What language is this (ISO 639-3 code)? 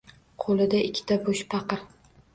uzb